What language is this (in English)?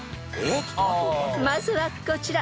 Japanese